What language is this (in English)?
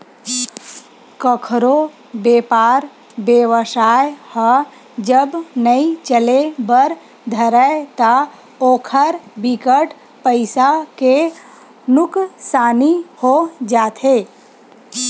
Chhattisgarhi